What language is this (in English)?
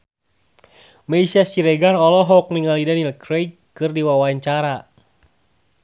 Sundanese